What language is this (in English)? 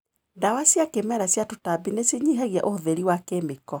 Kikuyu